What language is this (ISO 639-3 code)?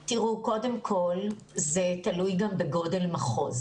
heb